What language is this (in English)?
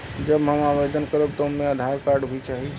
Bhojpuri